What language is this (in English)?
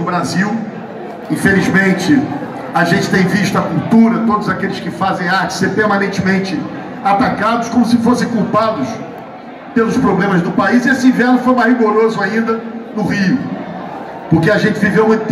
Portuguese